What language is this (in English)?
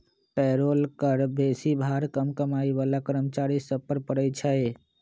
Magahi